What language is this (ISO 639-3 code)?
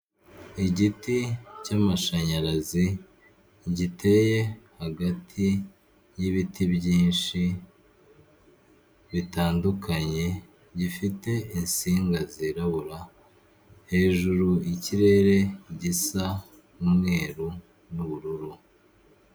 kin